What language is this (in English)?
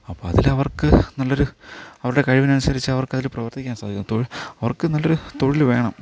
Malayalam